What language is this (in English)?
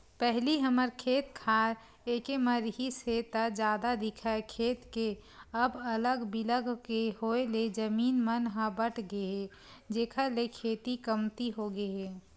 Chhattisgarhi